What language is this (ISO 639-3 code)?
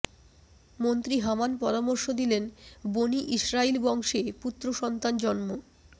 ben